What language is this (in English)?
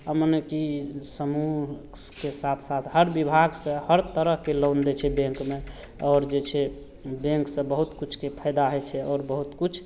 Maithili